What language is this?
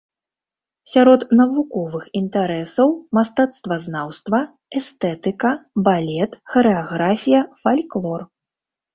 Belarusian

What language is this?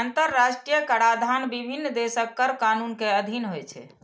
Maithili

